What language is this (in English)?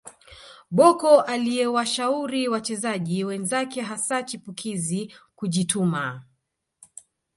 Swahili